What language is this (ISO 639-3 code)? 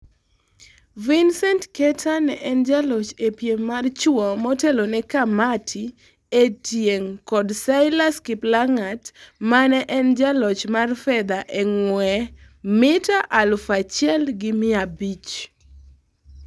luo